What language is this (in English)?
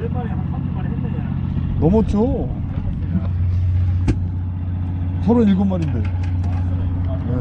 Korean